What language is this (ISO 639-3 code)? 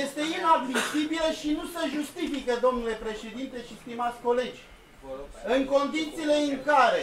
ron